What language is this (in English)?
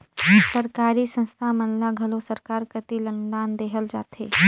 Chhattisgarhi